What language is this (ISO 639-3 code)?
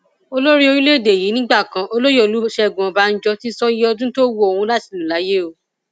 yor